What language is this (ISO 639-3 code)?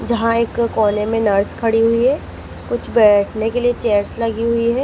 hin